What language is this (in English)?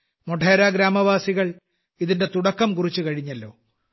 Malayalam